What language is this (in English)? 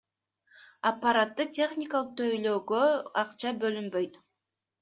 Kyrgyz